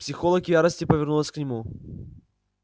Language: Russian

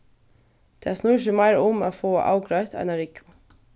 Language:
Faroese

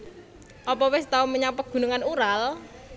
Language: Javanese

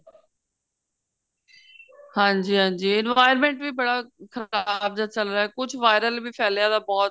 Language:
Punjabi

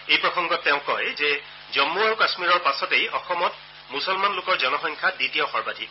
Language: Assamese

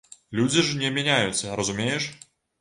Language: Belarusian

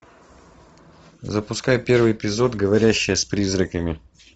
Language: Russian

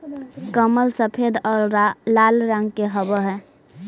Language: Magahi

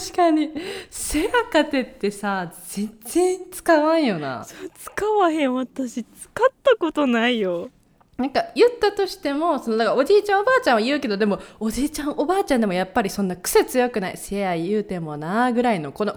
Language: Japanese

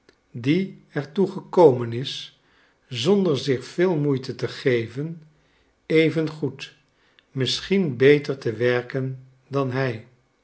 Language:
Dutch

